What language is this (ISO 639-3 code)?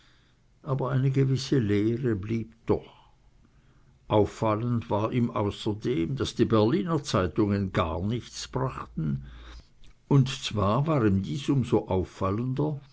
deu